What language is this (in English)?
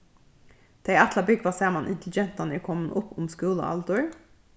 Faroese